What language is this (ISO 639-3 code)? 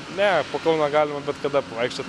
lit